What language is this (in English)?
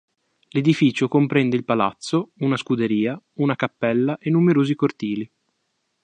Italian